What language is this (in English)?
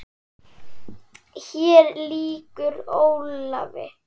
Icelandic